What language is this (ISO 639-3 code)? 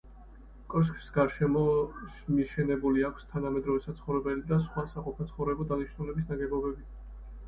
kat